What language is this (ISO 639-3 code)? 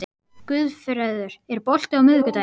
isl